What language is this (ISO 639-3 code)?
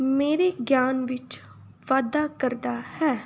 pan